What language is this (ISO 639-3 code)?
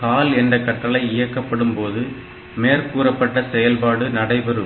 tam